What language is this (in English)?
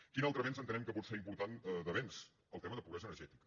Catalan